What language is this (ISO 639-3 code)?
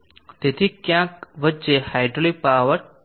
guj